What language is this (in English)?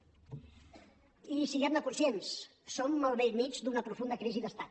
Catalan